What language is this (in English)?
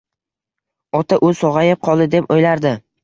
Uzbek